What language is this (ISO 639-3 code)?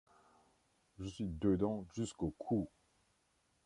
fra